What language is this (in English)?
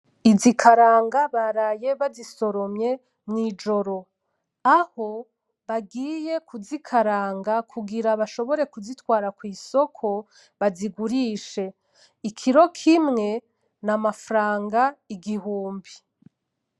Rundi